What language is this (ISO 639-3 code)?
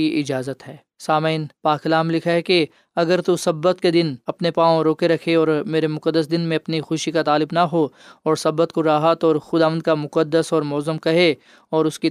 urd